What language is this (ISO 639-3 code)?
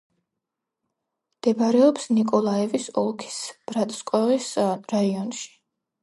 kat